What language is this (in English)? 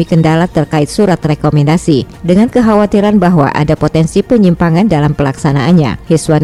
Indonesian